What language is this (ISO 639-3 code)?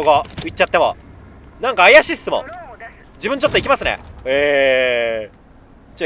jpn